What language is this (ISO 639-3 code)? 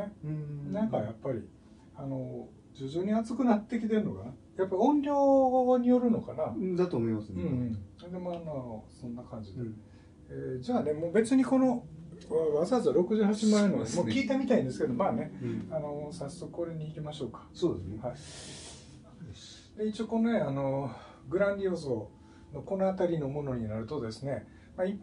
jpn